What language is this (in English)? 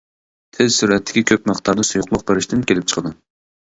Uyghur